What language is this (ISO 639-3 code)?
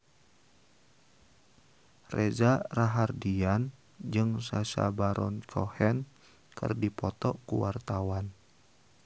sun